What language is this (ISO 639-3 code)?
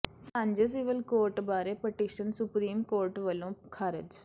pan